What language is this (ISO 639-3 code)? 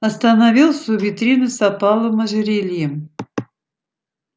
rus